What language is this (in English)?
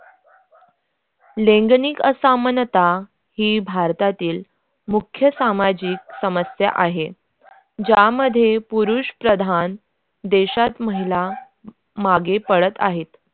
Marathi